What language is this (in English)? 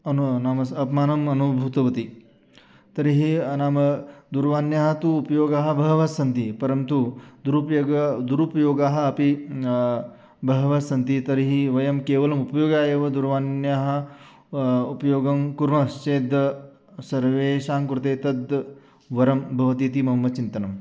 Sanskrit